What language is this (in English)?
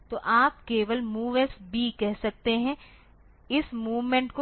Hindi